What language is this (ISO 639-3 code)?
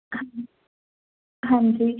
pan